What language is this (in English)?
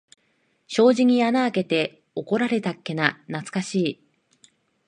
Japanese